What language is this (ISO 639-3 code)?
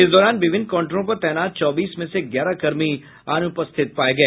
hin